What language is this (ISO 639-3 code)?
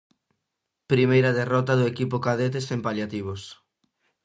glg